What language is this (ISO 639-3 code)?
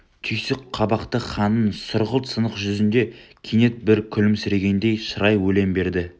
kaz